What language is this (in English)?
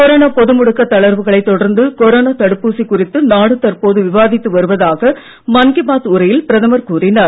Tamil